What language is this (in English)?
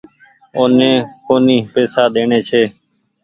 Goaria